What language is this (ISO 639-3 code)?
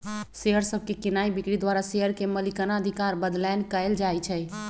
mag